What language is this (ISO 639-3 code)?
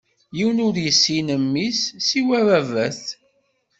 kab